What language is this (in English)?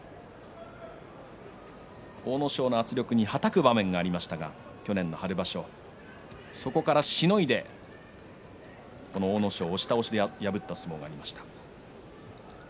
Japanese